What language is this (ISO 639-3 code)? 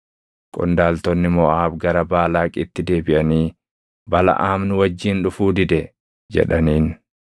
orm